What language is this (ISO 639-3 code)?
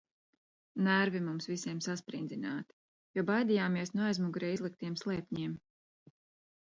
lav